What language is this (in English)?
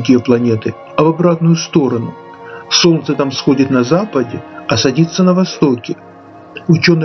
Russian